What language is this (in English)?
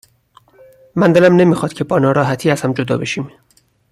Persian